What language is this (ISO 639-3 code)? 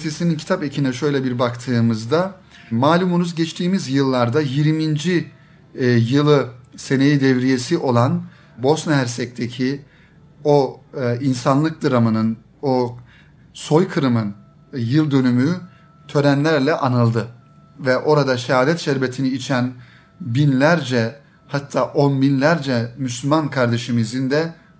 tur